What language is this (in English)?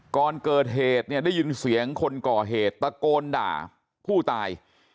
Thai